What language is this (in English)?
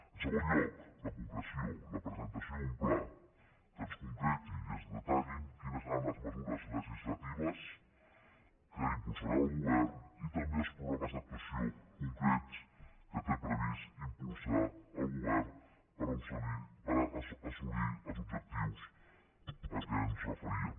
Catalan